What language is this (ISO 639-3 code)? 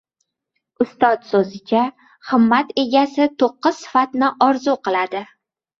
uzb